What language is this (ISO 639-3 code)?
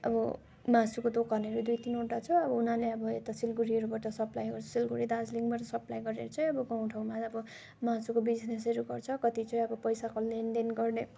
nep